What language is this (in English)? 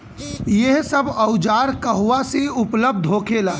Bhojpuri